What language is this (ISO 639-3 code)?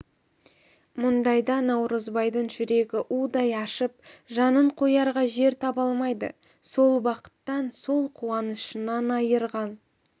kaz